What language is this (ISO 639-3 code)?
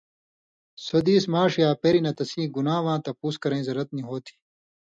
mvy